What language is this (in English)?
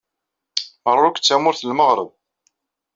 Kabyle